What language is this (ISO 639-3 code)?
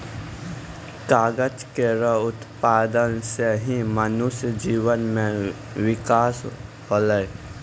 mai